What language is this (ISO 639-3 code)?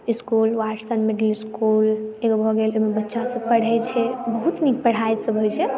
mai